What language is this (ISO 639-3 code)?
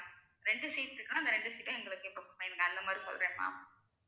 tam